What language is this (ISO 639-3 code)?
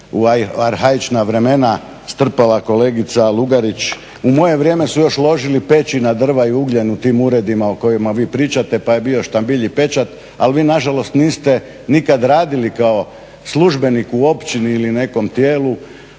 hrv